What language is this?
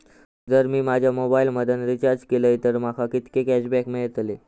Marathi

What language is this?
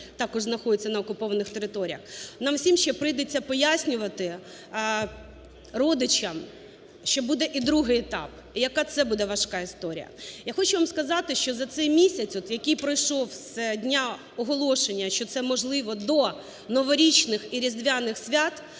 Ukrainian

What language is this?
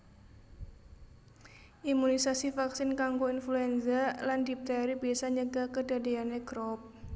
Javanese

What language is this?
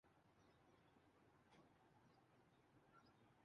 Urdu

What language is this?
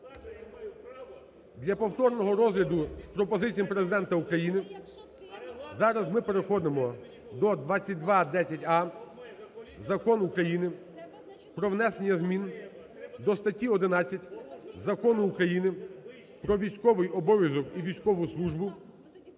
Ukrainian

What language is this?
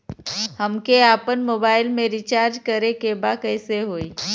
Bhojpuri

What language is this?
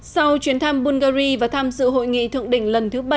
Vietnamese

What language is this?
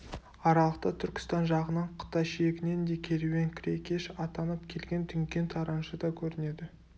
Kazakh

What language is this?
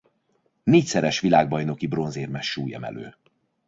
Hungarian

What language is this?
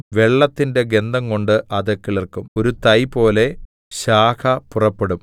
Malayalam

